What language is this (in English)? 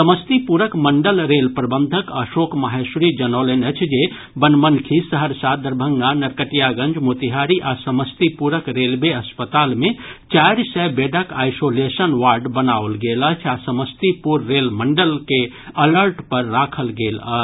Maithili